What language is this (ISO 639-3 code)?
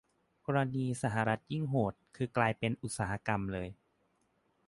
tha